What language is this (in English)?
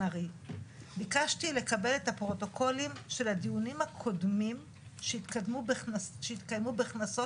Hebrew